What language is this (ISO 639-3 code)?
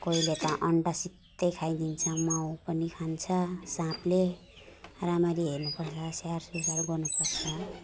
nep